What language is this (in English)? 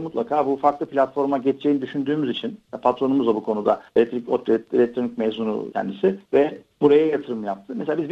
Turkish